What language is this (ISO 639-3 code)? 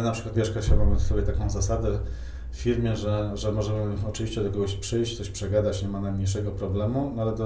pol